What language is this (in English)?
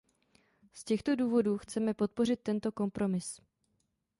Czech